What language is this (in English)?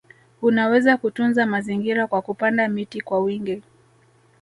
Swahili